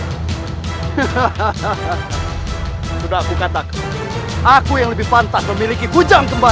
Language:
Indonesian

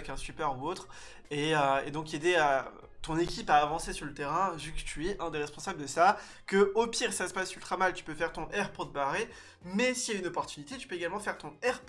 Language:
French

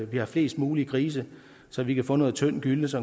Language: Danish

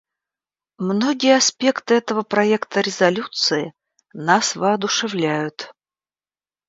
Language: Russian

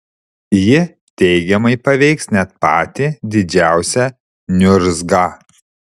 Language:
Lithuanian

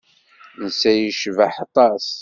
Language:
Kabyle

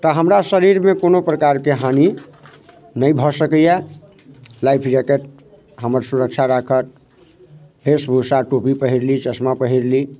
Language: Maithili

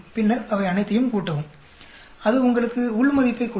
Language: Tamil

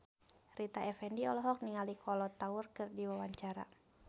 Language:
Sundanese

